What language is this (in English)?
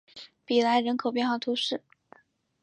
Chinese